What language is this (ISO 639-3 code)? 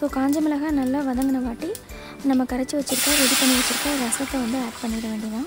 ron